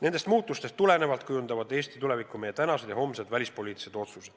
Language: Estonian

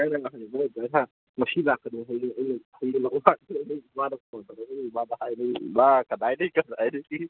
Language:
Manipuri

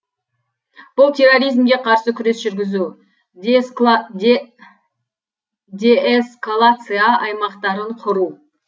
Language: Kazakh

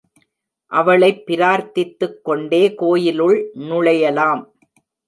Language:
Tamil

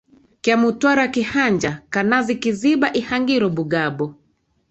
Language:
Swahili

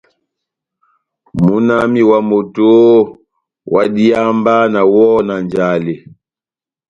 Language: Batanga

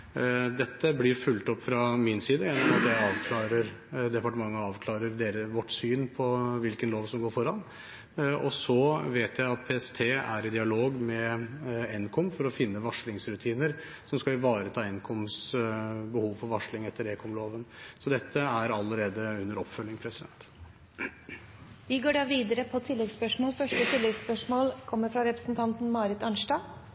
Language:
Norwegian Bokmål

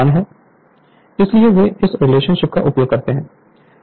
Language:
Hindi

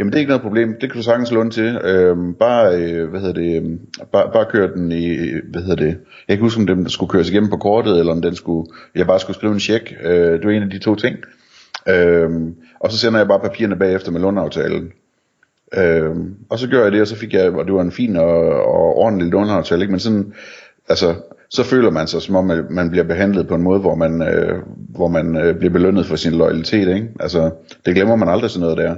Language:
Danish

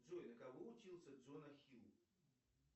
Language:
Russian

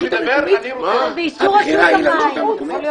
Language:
Hebrew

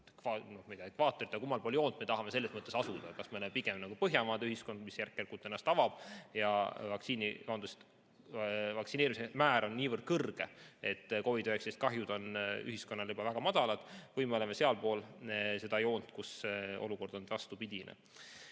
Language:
Estonian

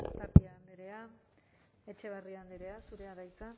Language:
Basque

